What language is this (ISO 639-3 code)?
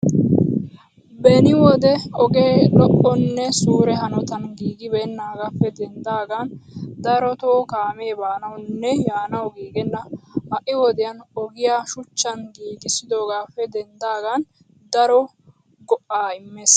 wal